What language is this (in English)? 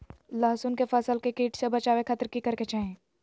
Magahi